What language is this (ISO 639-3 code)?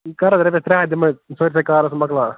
kas